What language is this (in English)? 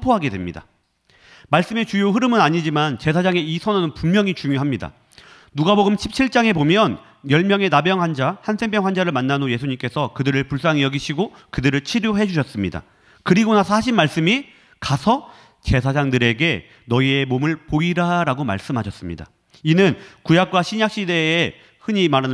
Korean